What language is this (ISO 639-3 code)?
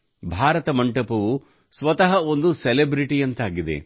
kan